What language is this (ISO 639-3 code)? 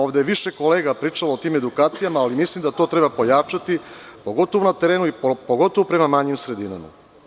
srp